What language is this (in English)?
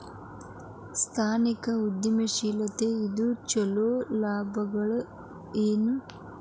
Kannada